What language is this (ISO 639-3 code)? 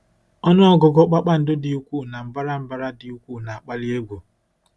ibo